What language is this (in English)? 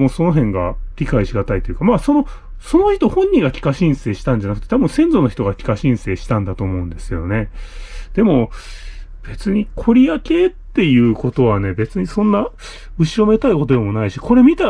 Japanese